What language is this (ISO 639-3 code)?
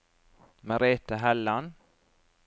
nor